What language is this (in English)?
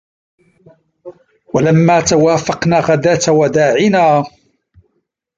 Arabic